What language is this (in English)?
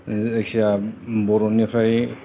Bodo